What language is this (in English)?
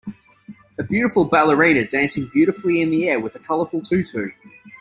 English